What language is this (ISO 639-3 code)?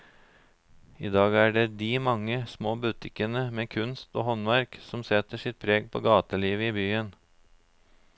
nor